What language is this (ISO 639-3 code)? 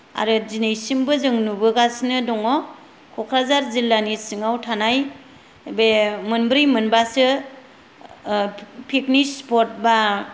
brx